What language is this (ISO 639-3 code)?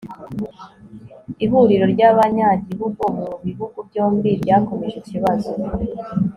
kin